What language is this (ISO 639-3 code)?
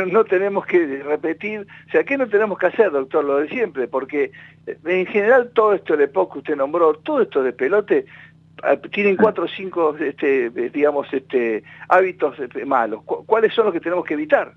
spa